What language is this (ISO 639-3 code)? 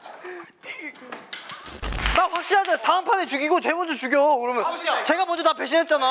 kor